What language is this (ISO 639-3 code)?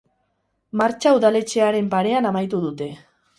eus